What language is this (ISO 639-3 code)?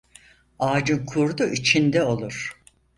tur